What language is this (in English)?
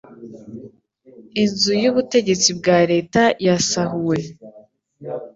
Kinyarwanda